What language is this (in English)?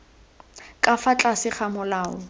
Tswana